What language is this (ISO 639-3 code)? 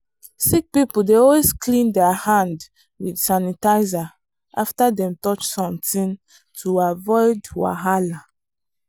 pcm